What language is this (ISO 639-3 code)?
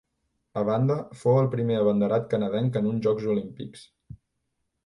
cat